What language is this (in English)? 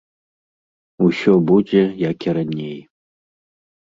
Belarusian